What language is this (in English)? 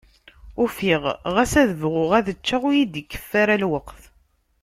Kabyle